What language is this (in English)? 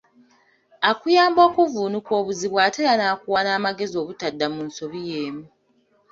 Ganda